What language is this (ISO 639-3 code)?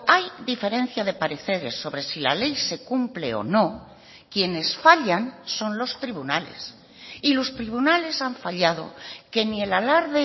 spa